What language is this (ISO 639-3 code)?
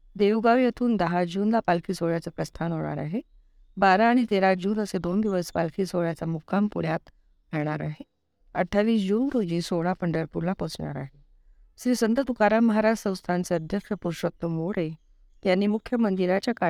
mar